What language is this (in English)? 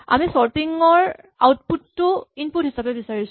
Assamese